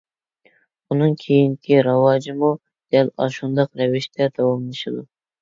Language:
Uyghur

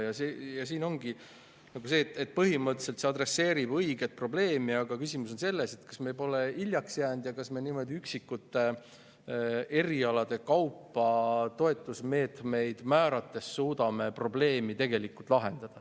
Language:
Estonian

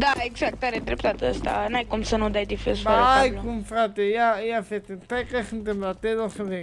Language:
Romanian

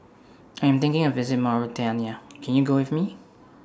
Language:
English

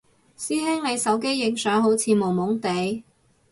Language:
Cantonese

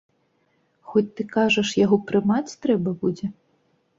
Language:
Belarusian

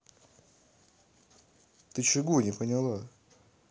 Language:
Russian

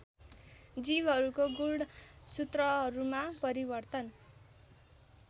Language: Nepali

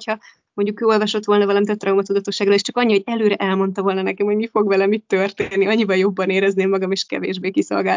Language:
Hungarian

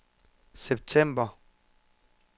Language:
Danish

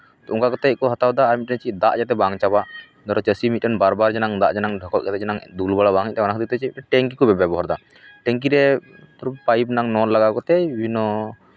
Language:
Santali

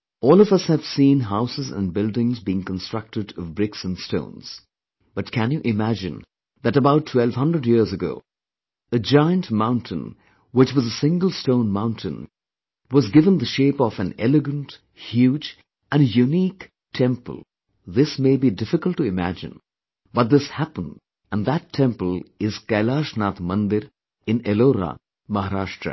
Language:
English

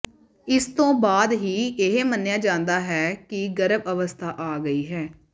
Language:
Punjabi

